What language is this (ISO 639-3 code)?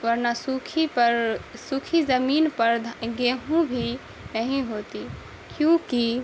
urd